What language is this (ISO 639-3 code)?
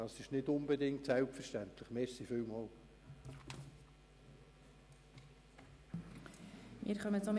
gsw